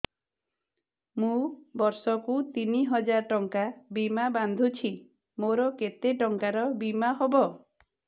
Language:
Odia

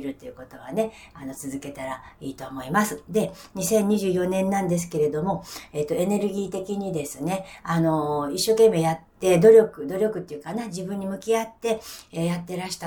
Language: Japanese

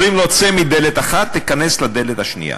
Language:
Hebrew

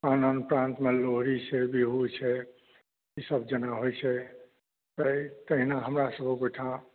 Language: Maithili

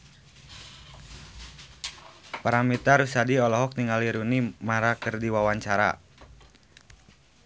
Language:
Sundanese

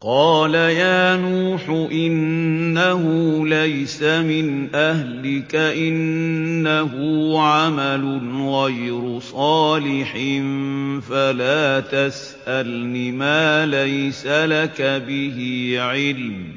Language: Arabic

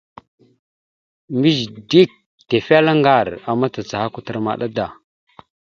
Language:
Mada (Cameroon)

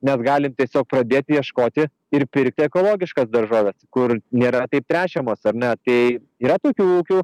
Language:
Lithuanian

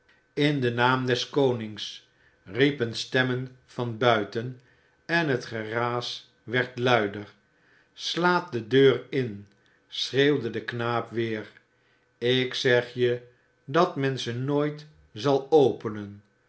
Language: Dutch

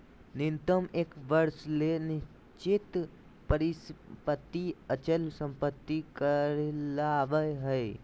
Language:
Magahi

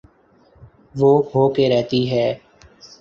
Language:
Urdu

